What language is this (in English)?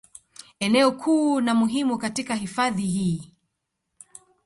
Swahili